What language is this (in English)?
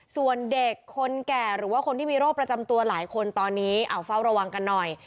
Thai